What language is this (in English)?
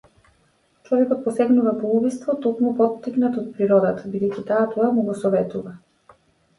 Macedonian